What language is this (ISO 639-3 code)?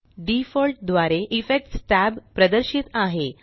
mar